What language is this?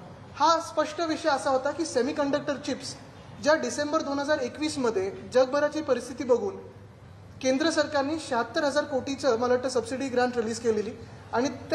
Hindi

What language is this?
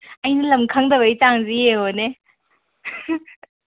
Manipuri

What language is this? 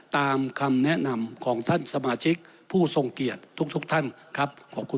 Thai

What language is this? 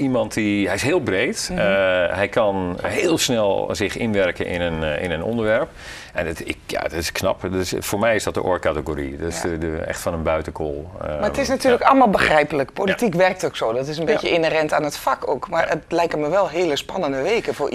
Dutch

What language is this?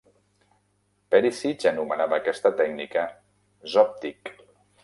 Catalan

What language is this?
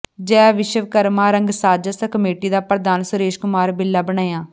Punjabi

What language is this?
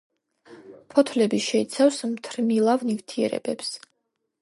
Georgian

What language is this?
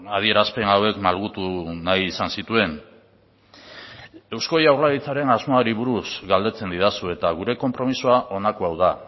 Basque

